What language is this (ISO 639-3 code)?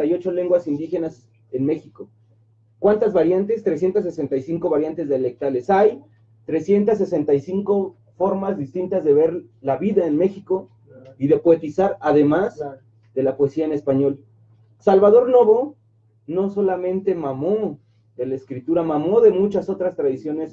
spa